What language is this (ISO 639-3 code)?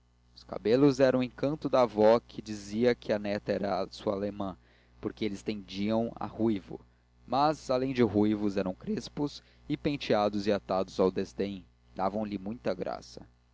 por